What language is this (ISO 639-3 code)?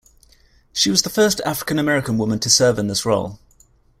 eng